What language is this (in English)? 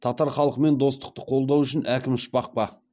Kazakh